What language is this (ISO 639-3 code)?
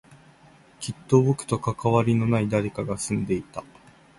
jpn